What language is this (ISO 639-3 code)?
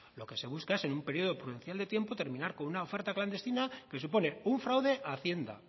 spa